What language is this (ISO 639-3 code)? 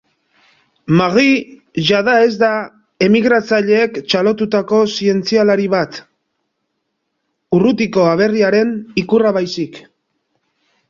eus